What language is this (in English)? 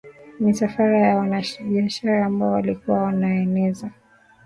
Swahili